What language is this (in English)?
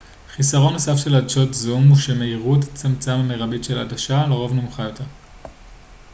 Hebrew